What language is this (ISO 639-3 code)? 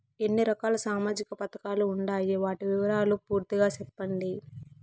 tel